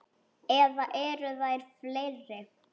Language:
Icelandic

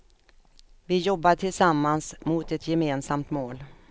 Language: Swedish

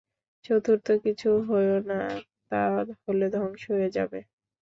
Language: Bangla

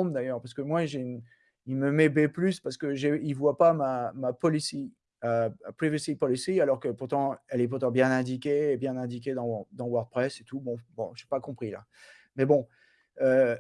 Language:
French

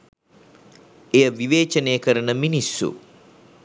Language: Sinhala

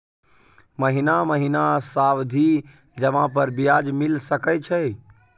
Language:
Maithili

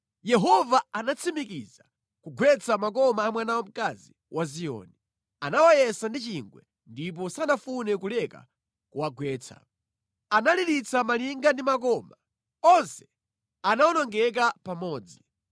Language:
Nyanja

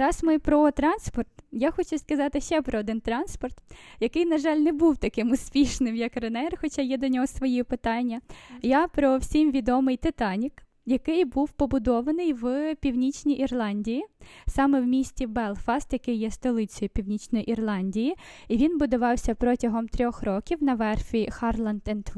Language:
Ukrainian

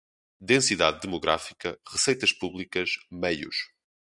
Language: Portuguese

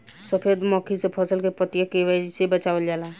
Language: Bhojpuri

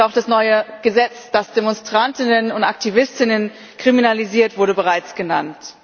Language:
German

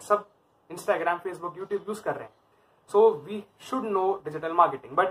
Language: Hindi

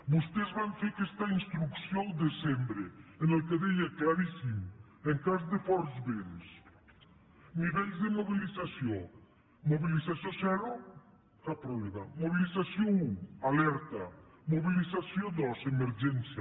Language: Catalan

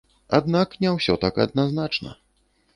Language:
Belarusian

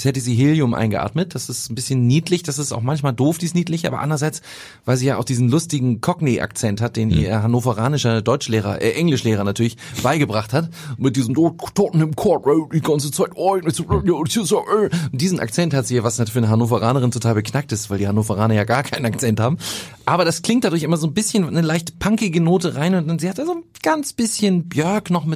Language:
German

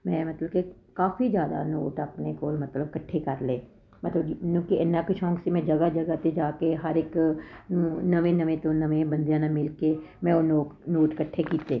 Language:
Punjabi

